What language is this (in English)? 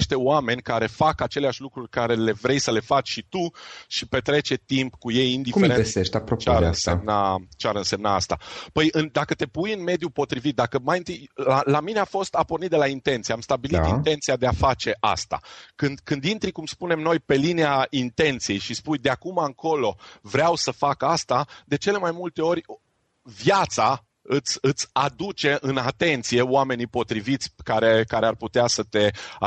Romanian